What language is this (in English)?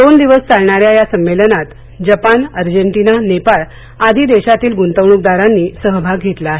Marathi